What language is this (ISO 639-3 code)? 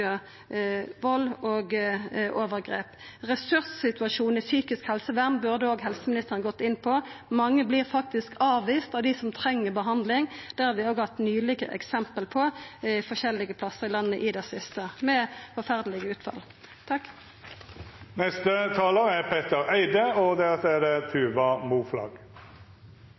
nor